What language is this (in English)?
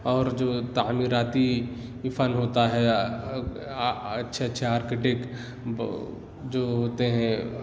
Urdu